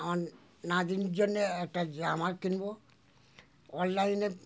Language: Bangla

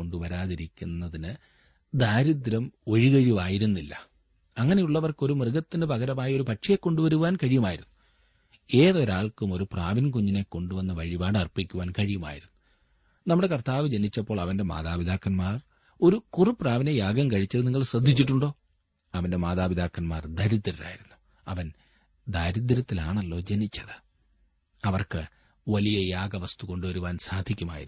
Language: Malayalam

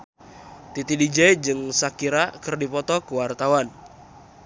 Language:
Sundanese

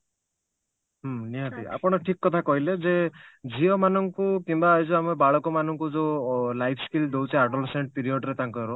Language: Odia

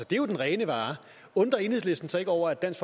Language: Danish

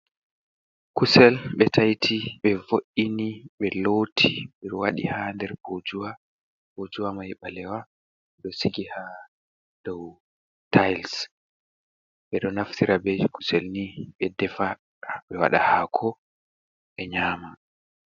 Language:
Fula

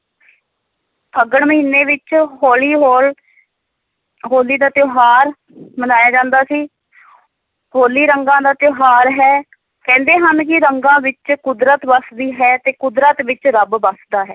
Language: Punjabi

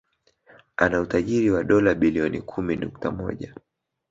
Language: Swahili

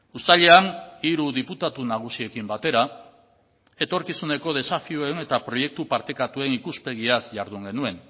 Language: Basque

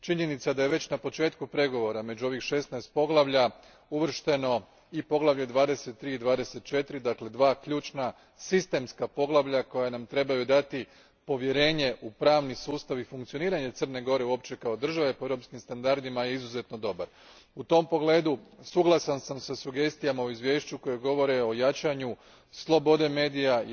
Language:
Croatian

